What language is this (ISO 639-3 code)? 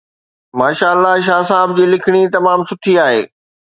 snd